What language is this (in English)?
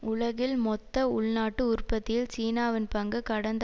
Tamil